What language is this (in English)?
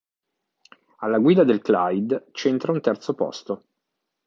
Italian